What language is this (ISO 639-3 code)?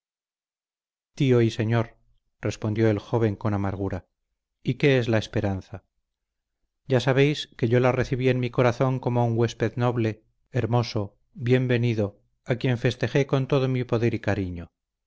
spa